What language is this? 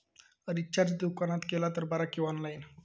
Marathi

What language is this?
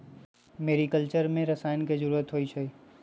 Magahi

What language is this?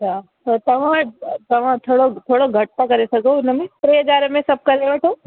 Sindhi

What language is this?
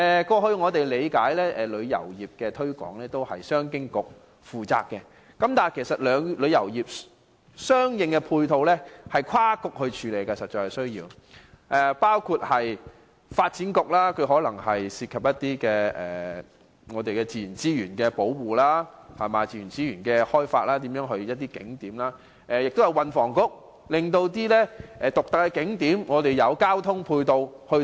Cantonese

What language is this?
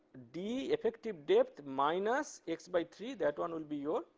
English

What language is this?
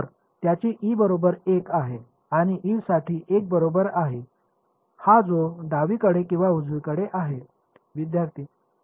Marathi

